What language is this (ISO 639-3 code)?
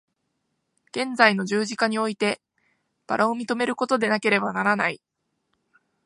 jpn